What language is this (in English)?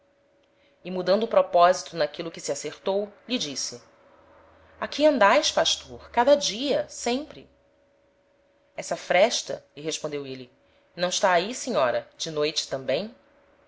Portuguese